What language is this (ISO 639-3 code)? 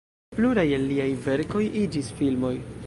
epo